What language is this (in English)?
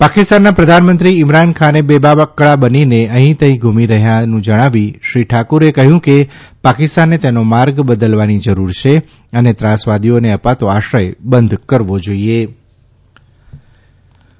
Gujarati